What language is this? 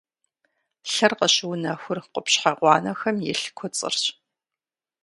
Kabardian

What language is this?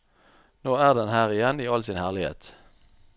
Norwegian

